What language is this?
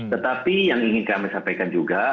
Indonesian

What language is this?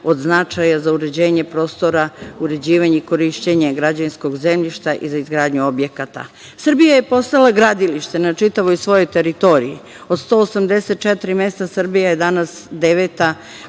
Serbian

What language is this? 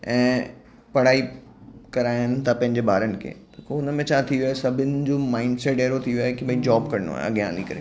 Sindhi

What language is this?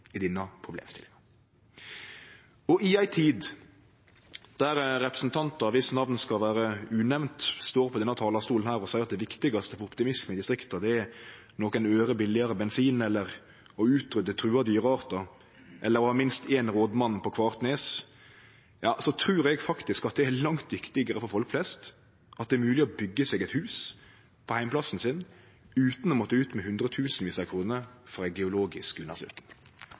Norwegian Nynorsk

